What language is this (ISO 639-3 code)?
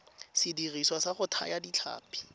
tsn